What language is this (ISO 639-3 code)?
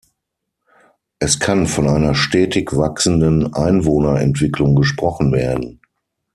deu